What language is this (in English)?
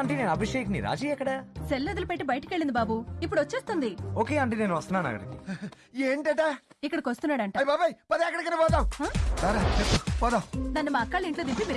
Telugu